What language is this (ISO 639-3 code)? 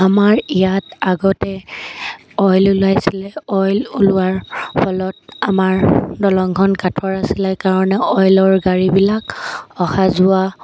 asm